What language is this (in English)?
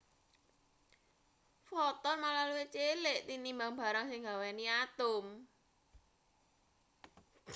Javanese